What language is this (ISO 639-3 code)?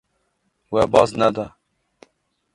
kur